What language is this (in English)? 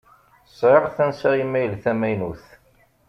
Kabyle